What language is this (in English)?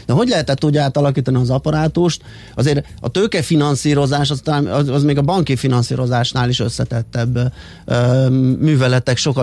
Hungarian